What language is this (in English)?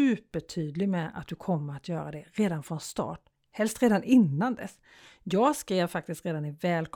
Swedish